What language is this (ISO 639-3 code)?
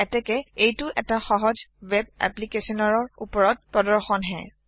asm